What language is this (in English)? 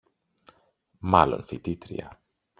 Greek